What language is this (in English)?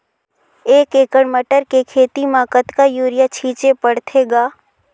Chhattisgarhi